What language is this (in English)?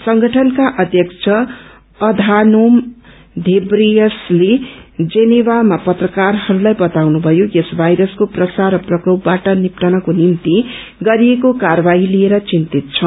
Nepali